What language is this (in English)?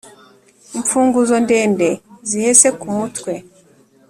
Kinyarwanda